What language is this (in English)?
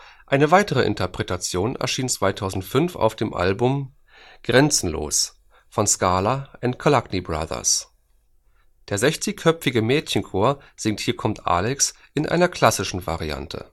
German